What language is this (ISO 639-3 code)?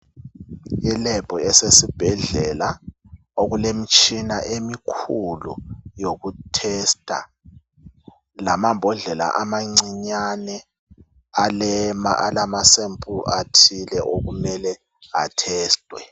nde